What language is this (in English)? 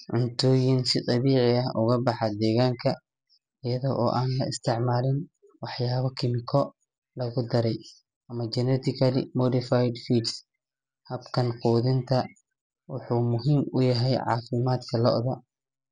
Somali